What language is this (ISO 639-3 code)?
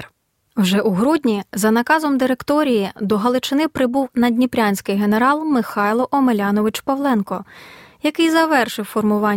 ukr